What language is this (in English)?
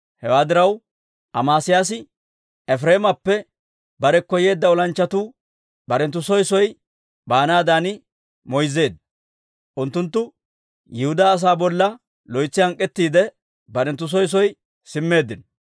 Dawro